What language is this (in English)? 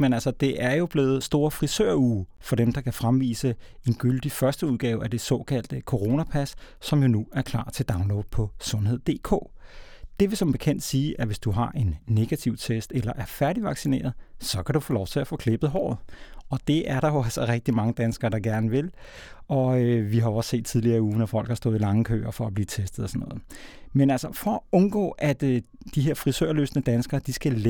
Danish